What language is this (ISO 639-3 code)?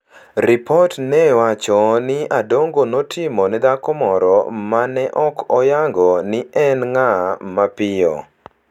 luo